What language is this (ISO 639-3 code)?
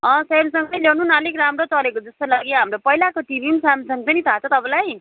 nep